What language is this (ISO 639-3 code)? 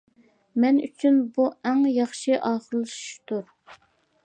uig